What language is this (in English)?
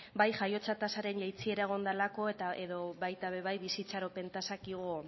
Basque